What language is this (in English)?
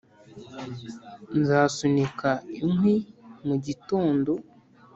Kinyarwanda